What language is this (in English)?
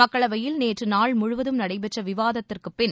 Tamil